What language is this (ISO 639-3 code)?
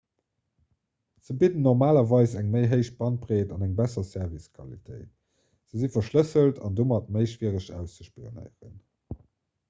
ltz